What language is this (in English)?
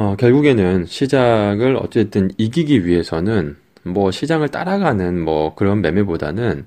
Korean